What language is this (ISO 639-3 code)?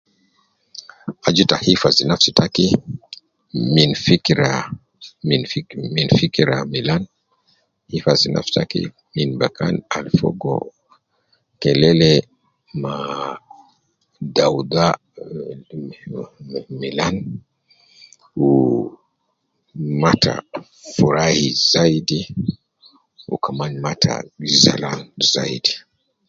kcn